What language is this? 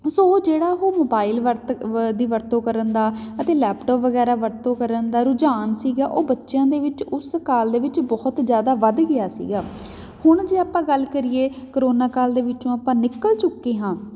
Punjabi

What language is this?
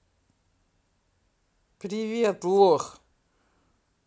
Russian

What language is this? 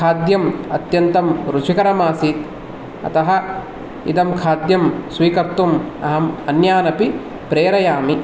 Sanskrit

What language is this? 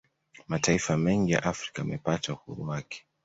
Swahili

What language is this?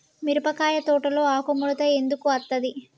Telugu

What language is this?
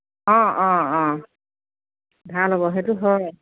Assamese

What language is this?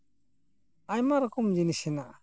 Santali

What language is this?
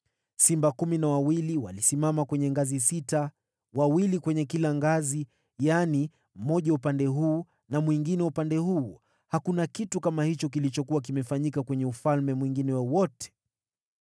Swahili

